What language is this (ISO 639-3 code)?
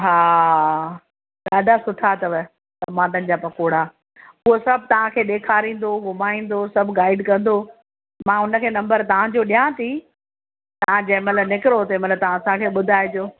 snd